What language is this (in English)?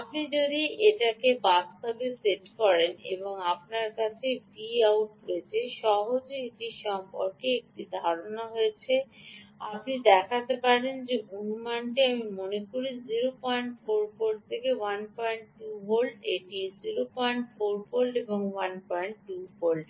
Bangla